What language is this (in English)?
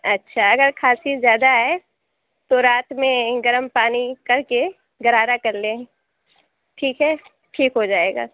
Urdu